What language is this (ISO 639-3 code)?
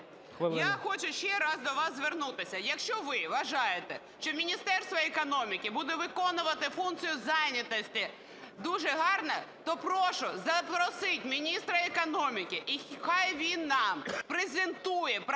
ukr